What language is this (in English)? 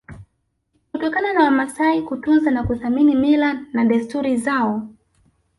Swahili